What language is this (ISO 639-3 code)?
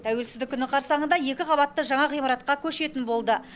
kaz